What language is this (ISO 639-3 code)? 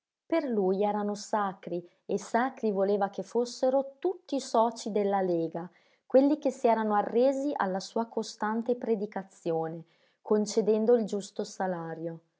ita